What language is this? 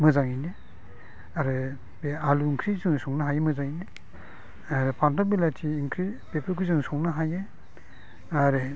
Bodo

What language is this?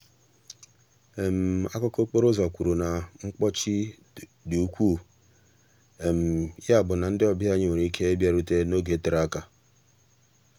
Igbo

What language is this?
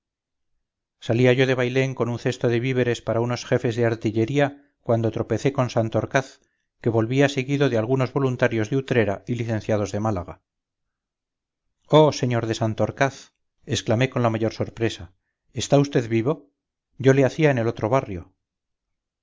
Spanish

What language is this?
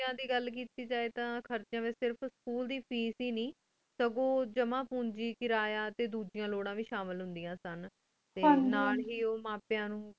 Punjabi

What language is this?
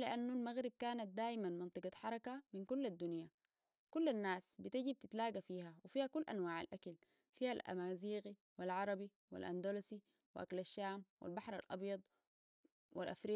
Sudanese Arabic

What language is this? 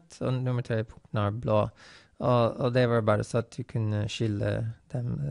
Norwegian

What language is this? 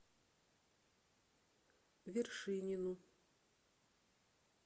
Russian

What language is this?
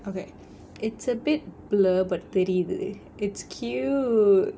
English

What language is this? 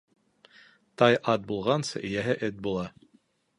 Bashkir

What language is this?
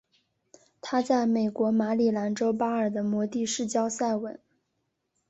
Chinese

